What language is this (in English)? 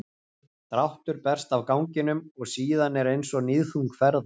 Icelandic